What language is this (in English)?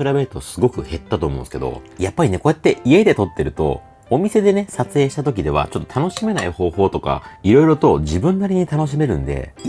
Japanese